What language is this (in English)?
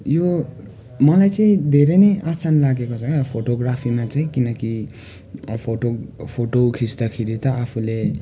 Nepali